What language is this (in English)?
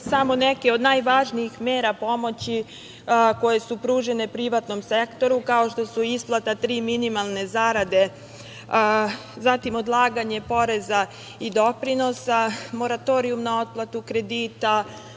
Serbian